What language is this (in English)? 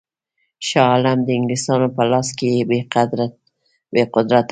Pashto